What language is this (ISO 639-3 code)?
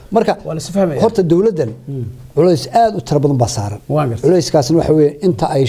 ara